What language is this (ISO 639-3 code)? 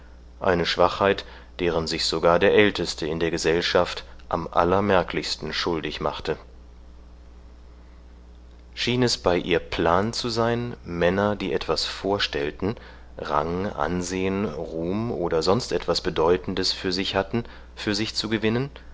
deu